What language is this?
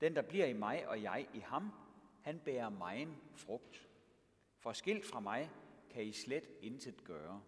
Danish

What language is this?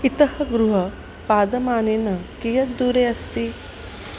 Sanskrit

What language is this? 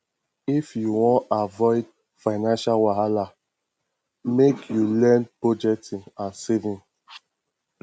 Nigerian Pidgin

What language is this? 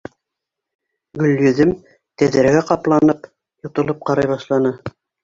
Bashkir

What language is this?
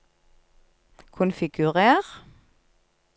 Norwegian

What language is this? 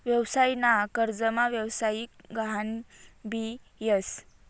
Marathi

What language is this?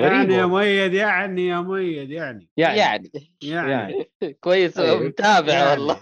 Arabic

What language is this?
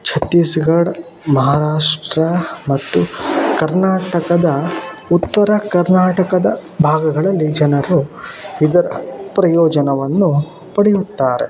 Kannada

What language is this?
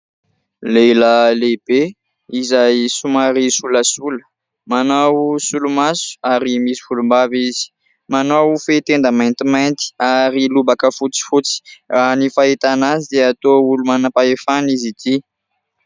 Malagasy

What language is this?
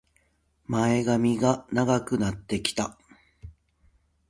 Japanese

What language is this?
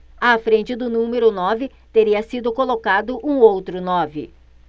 Portuguese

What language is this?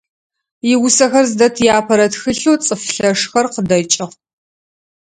Adyghe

